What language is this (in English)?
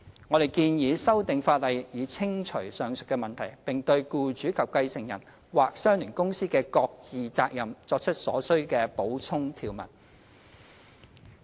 Cantonese